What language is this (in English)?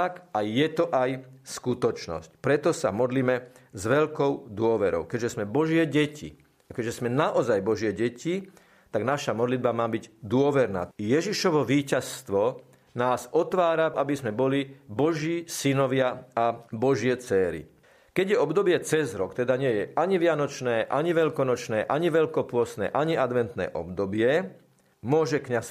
Slovak